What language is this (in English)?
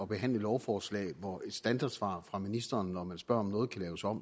Danish